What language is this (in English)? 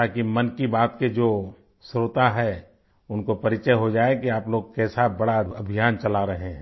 Hindi